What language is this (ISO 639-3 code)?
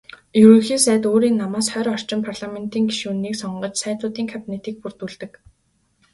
mon